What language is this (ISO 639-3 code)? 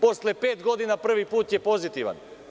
srp